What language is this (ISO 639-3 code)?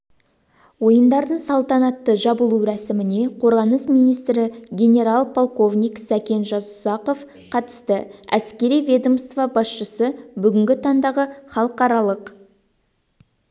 kaz